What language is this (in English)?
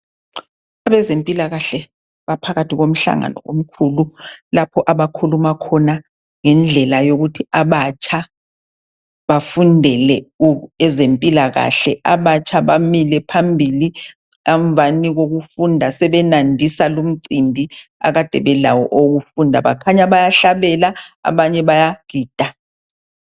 North Ndebele